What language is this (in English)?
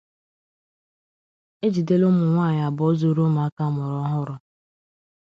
Igbo